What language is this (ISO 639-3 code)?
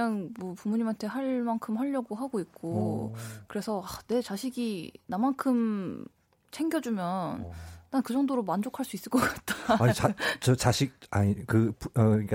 kor